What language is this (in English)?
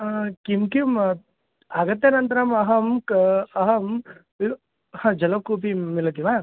Sanskrit